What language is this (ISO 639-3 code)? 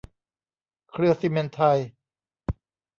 tha